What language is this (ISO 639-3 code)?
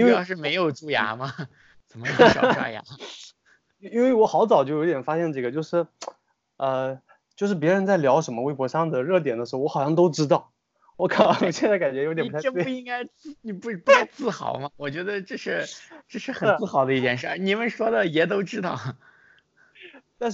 zho